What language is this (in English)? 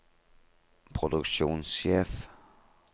Norwegian